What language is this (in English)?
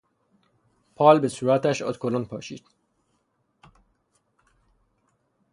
Persian